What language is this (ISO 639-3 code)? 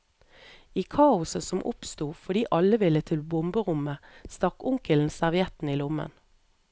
nor